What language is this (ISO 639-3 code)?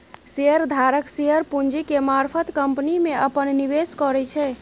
mai